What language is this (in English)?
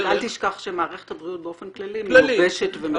Hebrew